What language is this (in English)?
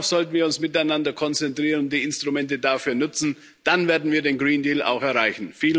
German